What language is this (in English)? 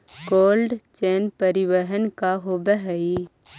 Magahi